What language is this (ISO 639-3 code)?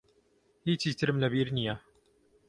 ckb